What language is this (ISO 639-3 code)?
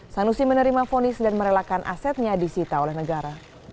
ind